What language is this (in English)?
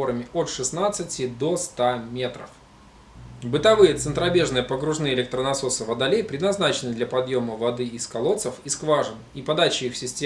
Russian